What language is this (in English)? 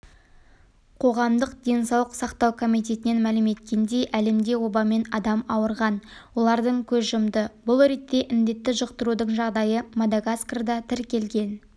Kazakh